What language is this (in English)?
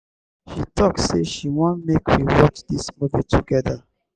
Nigerian Pidgin